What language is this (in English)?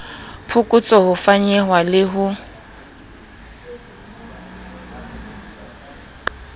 Southern Sotho